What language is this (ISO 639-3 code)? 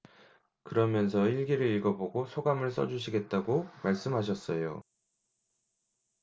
kor